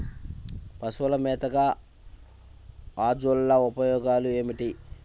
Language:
Telugu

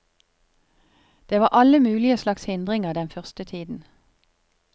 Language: Norwegian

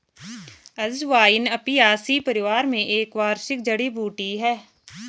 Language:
Hindi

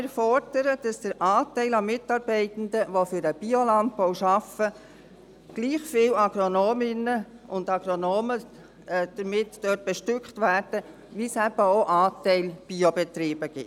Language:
Swiss German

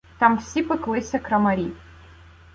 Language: Ukrainian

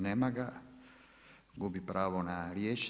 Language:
Croatian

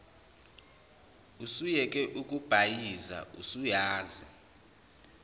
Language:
Zulu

